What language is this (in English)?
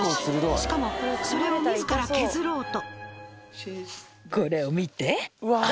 Japanese